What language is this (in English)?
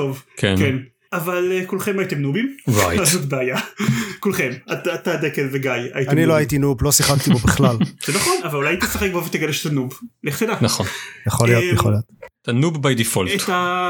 Hebrew